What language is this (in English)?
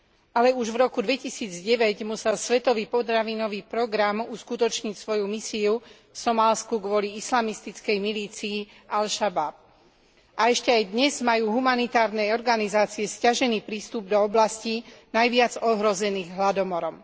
Slovak